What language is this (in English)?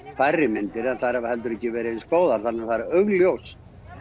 Icelandic